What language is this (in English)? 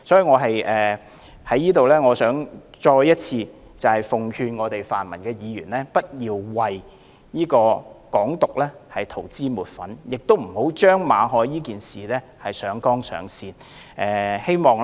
Cantonese